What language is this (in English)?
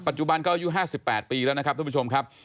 Thai